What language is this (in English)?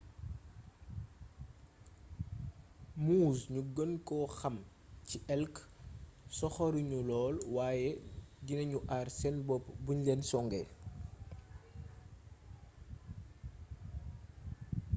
Wolof